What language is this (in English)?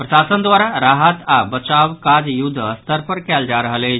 Maithili